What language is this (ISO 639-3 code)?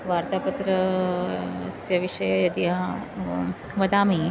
san